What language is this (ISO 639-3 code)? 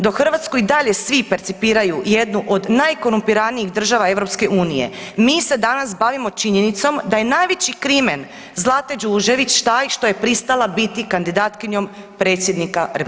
hrv